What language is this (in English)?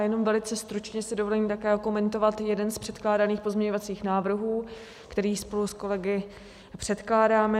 Czech